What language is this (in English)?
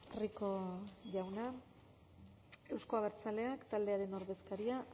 Basque